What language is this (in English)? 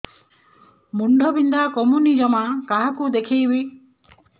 Odia